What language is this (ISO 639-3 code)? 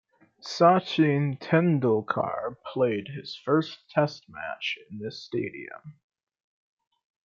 eng